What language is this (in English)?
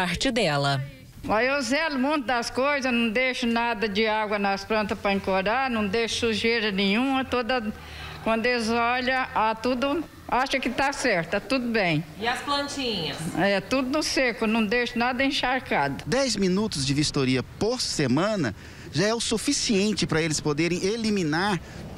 Portuguese